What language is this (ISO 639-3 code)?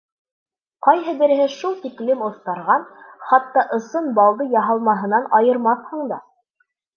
bak